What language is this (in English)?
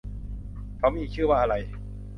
Thai